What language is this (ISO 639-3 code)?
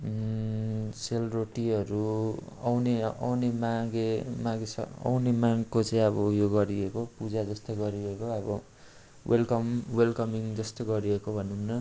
nep